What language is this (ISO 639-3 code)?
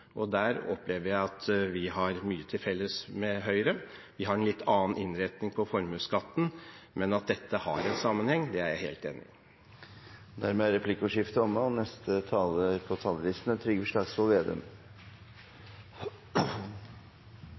nor